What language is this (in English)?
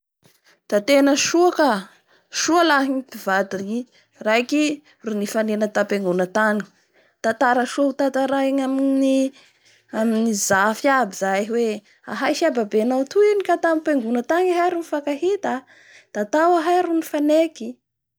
Bara Malagasy